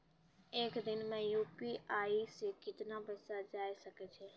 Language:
Maithili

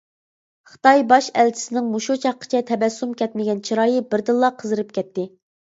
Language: Uyghur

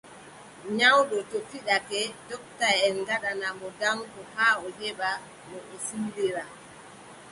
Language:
Adamawa Fulfulde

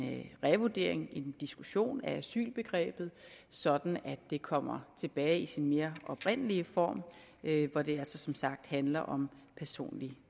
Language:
Danish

